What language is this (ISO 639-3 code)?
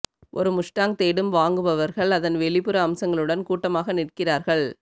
tam